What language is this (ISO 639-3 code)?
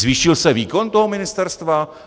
ces